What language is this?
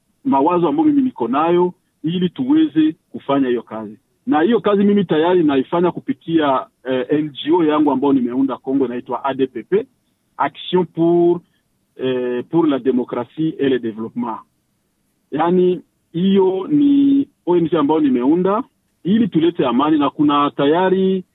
Swahili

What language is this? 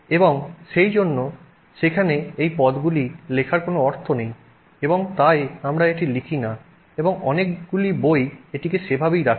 Bangla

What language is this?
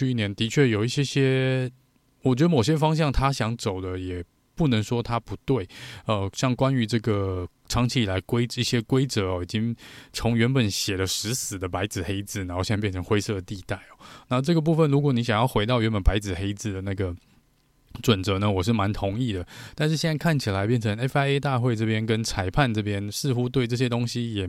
Chinese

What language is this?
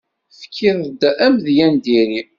Kabyle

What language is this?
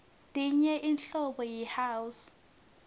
Swati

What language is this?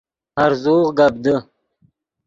Yidgha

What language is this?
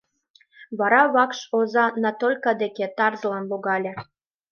Mari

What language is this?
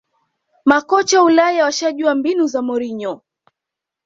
Swahili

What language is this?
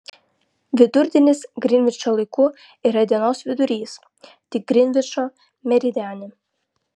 Lithuanian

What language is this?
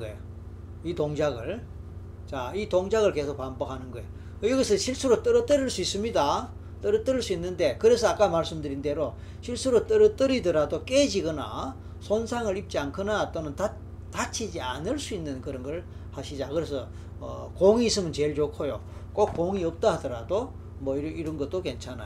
Korean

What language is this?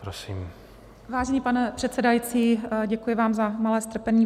Czech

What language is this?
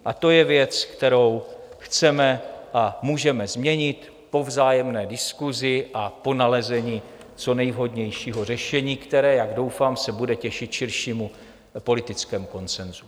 Czech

